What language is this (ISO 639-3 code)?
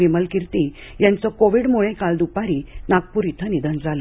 mar